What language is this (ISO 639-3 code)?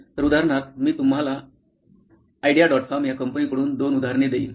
mar